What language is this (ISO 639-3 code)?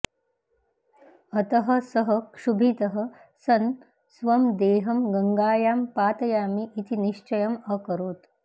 san